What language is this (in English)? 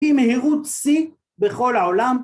Hebrew